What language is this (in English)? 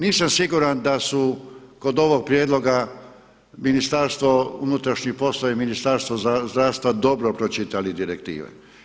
Croatian